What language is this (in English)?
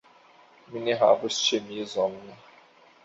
Esperanto